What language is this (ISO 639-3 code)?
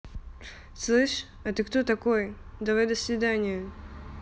rus